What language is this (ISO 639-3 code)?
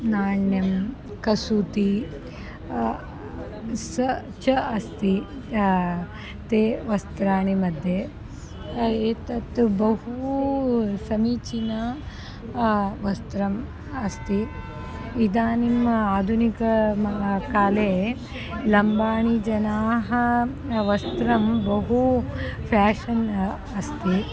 san